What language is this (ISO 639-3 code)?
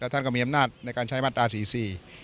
tha